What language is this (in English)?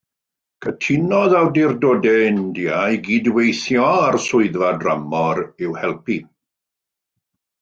Welsh